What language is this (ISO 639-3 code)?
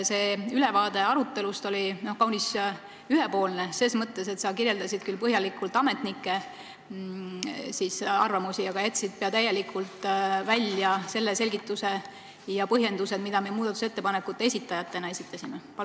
est